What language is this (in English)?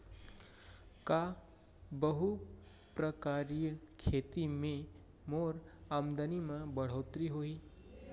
Chhattisgarhi